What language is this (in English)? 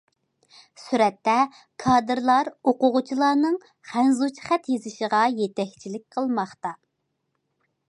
Uyghur